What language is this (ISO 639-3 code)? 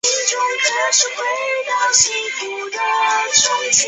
zho